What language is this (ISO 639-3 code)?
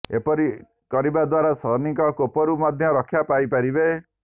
ori